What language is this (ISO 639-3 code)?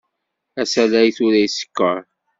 kab